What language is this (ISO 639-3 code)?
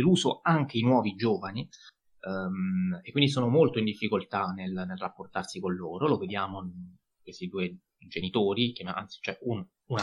ita